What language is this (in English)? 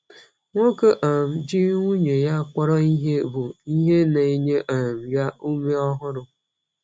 Igbo